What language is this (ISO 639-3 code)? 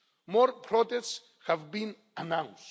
eng